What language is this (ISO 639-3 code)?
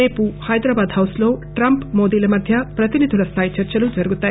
tel